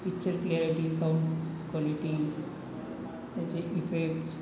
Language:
Marathi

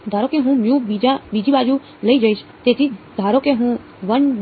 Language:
Gujarati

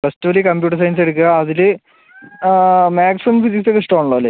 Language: Malayalam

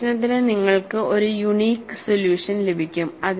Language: Malayalam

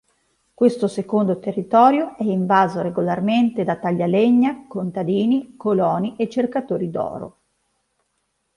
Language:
Italian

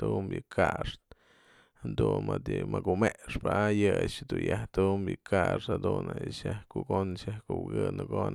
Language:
Mazatlán Mixe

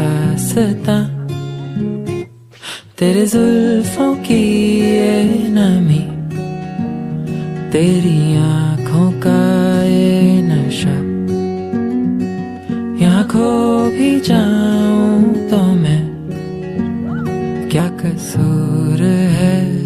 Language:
Thai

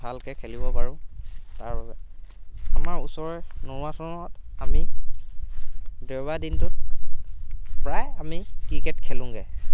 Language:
Assamese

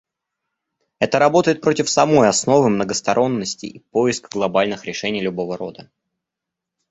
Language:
Russian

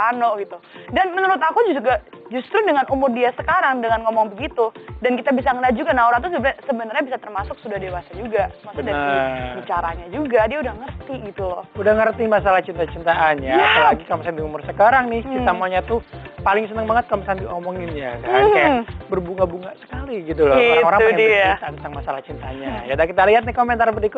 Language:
Indonesian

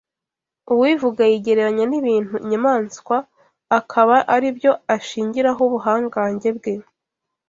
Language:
Kinyarwanda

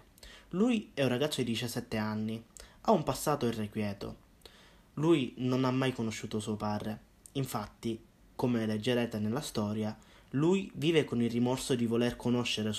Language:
Italian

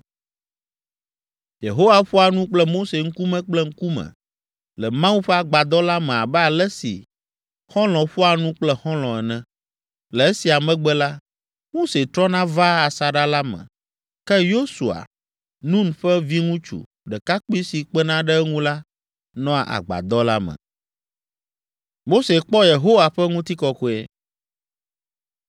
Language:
Ewe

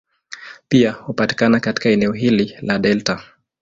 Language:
Swahili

